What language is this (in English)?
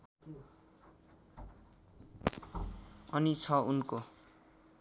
Nepali